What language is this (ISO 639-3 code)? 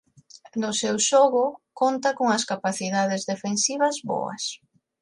glg